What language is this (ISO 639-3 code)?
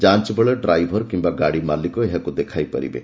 ori